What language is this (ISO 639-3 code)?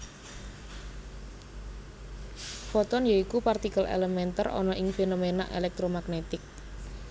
jav